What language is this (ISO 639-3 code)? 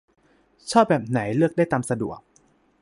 tha